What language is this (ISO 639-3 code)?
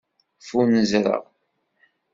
kab